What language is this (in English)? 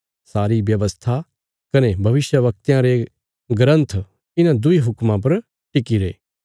Bilaspuri